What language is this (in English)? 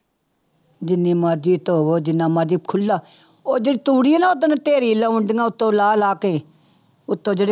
Punjabi